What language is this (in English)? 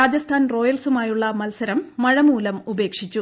Malayalam